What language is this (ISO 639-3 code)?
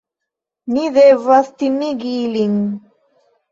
epo